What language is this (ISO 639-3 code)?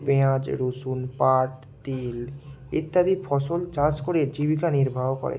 ben